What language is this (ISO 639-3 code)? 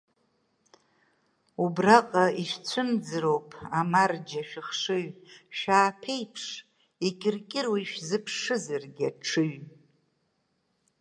abk